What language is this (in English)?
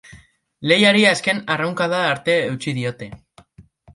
Basque